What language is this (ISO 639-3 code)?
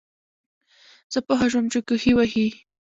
pus